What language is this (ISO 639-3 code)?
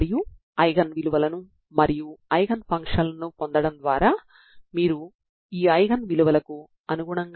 tel